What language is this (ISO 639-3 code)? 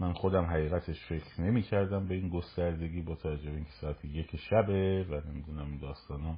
fas